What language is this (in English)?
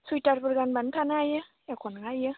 Bodo